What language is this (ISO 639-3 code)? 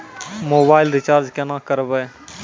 mai